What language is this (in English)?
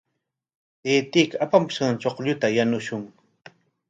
Corongo Ancash Quechua